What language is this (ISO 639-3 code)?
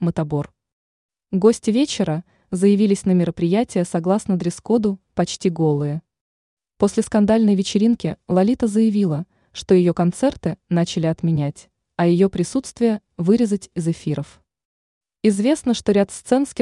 rus